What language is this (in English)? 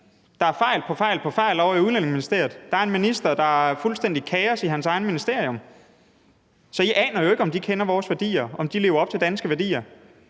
Danish